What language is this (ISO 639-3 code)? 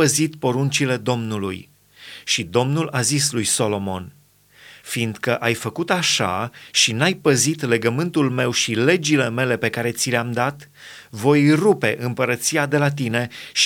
ron